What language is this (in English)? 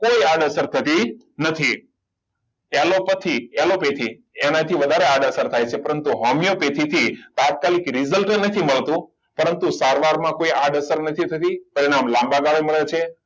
Gujarati